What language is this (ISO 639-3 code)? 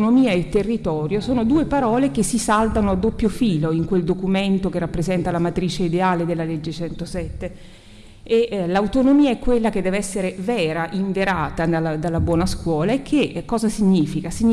ita